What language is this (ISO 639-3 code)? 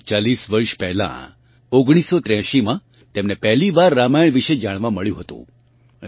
guj